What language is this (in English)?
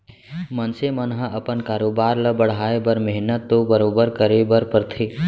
Chhattisgarhi